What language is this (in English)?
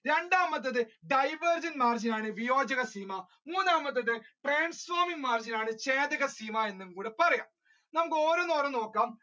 Malayalam